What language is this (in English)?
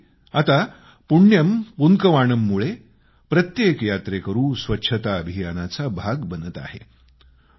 Marathi